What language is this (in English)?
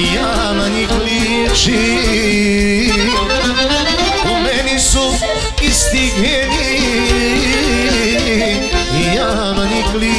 Romanian